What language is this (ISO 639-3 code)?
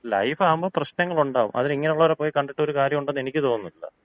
mal